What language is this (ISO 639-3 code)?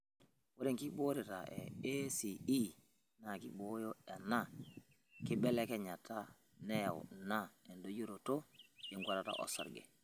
mas